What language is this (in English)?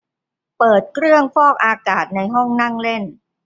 Thai